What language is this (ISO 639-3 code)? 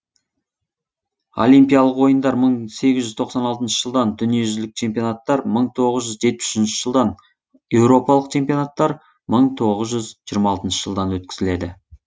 kaz